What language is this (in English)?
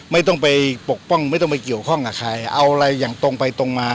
Thai